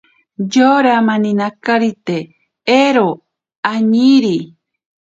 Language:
Ashéninka Perené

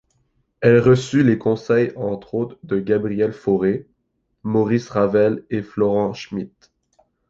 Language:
French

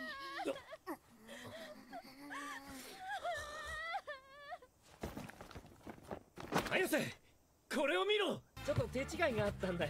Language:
Japanese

